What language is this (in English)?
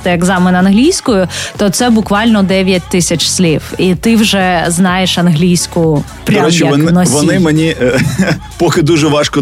Ukrainian